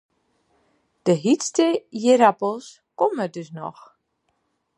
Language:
Western Frisian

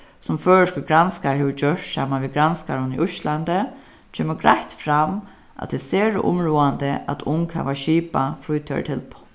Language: Faroese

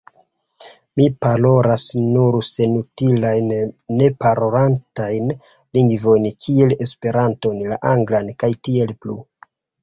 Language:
Esperanto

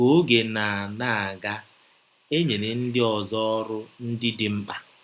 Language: Igbo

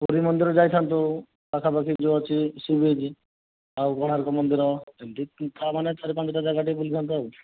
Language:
Odia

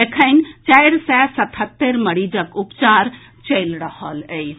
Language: Maithili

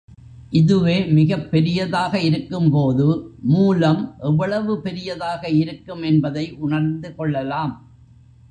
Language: Tamil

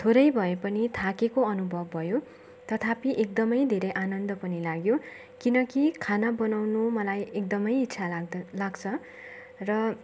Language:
Nepali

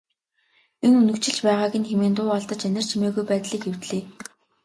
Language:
Mongolian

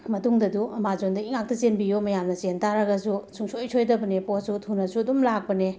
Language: Manipuri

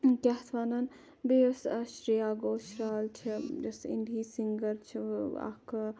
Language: Kashmiri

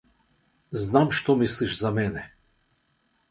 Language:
Macedonian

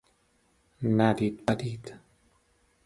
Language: Persian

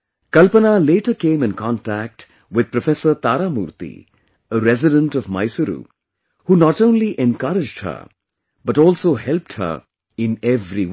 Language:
English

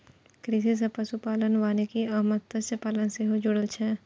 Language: Maithili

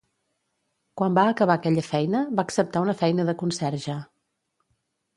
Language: Catalan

